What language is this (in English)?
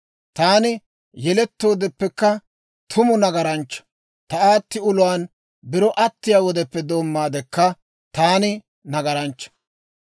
Dawro